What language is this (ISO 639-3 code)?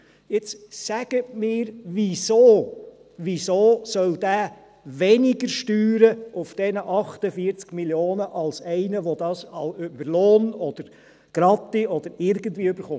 gsw